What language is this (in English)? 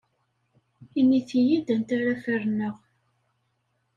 Kabyle